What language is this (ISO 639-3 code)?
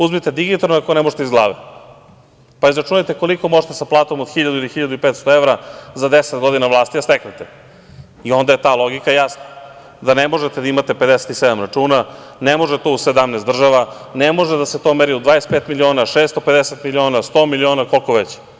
srp